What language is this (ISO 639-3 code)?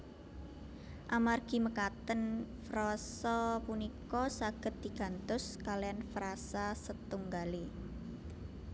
jav